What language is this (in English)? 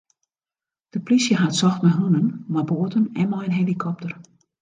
Western Frisian